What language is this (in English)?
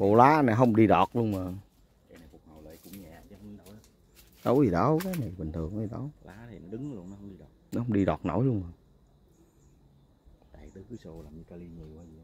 Vietnamese